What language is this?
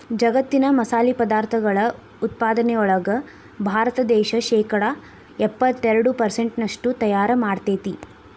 Kannada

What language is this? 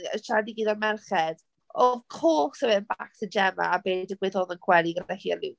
Welsh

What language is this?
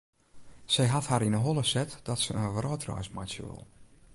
Western Frisian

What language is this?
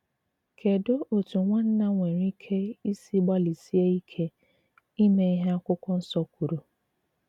Igbo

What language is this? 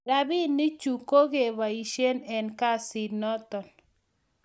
Kalenjin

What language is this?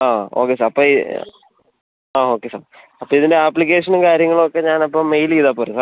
Malayalam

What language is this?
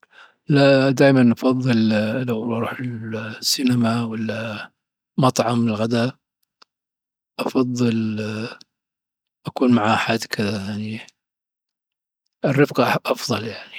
Dhofari Arabic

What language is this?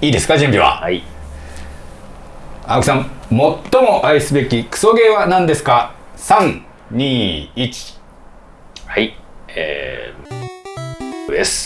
Japanese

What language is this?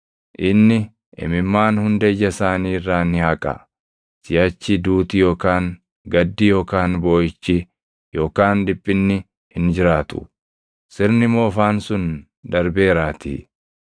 Oromo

